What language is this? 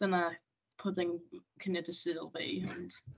Welsh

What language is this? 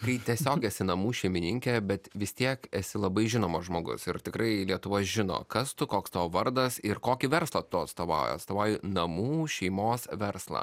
Lithuanian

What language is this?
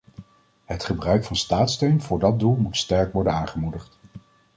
Dutch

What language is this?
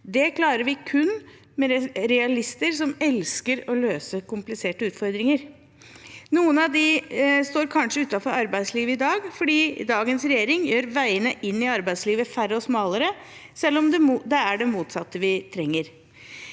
Norwegian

